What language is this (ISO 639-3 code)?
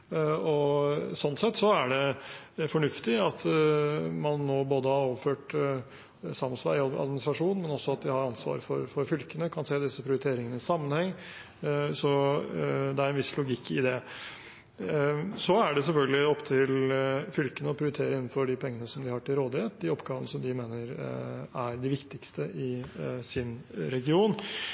nob